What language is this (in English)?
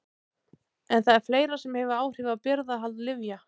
Icelandic